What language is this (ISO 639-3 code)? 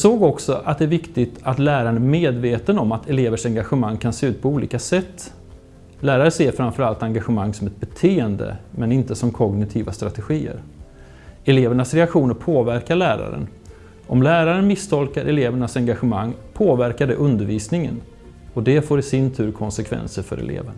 swe